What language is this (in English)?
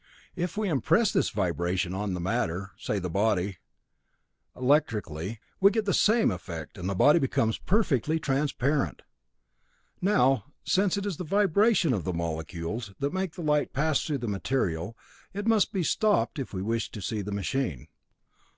English